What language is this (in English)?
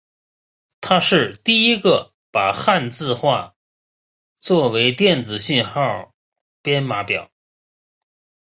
Chinese